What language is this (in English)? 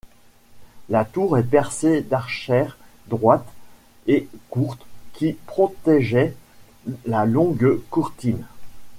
French